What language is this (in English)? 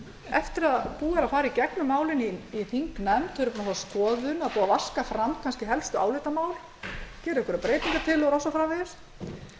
Icelandic